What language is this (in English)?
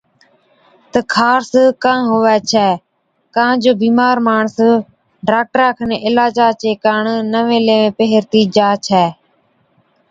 Od